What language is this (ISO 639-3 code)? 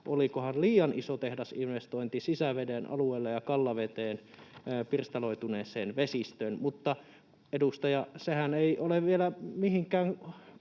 fin